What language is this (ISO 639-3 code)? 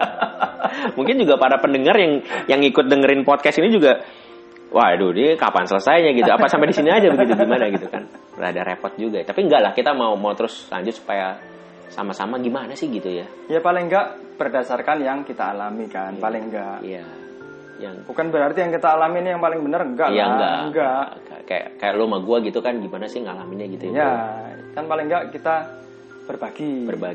ind